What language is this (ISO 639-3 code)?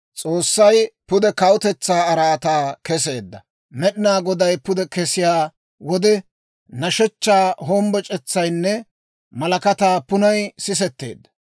dwr